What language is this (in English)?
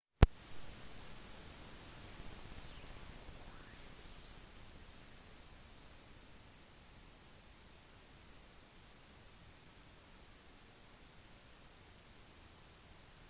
Norwegian Bokmål